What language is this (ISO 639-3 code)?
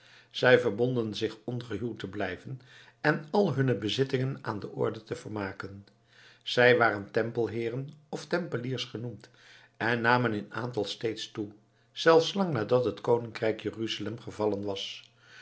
nld